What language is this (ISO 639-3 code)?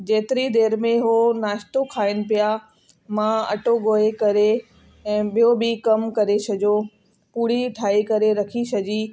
snd